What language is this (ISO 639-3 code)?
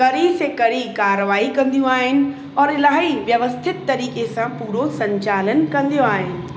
snd